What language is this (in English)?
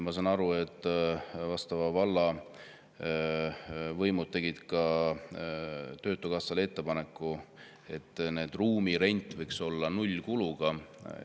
Estonian